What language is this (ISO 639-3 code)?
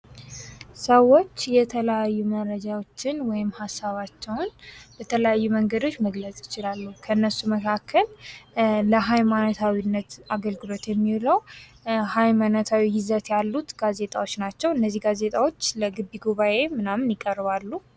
amh